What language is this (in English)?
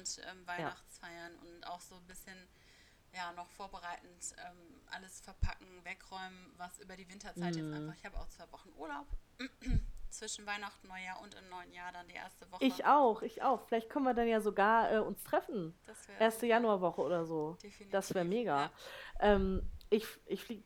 German